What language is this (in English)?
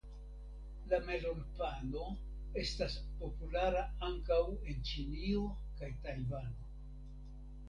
Esperanto